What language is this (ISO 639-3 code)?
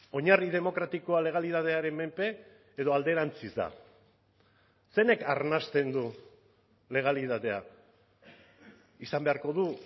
eus